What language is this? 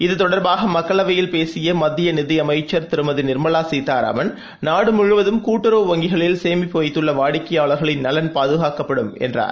Tamil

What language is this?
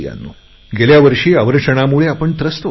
Marathi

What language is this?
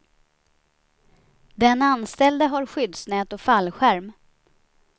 Swedish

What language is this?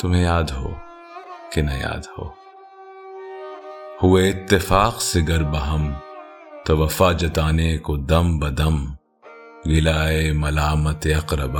Urdu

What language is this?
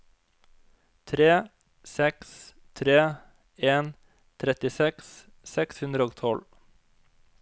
Norwegian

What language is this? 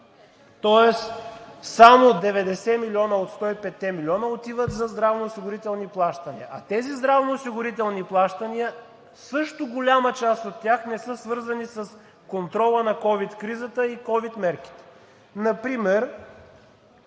Bulgarian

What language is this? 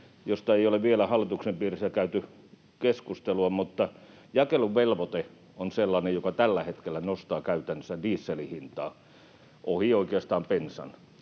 Finnish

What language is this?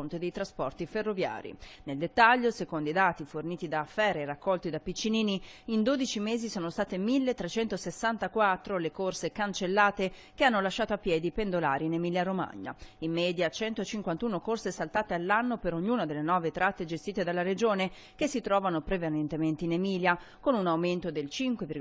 Italian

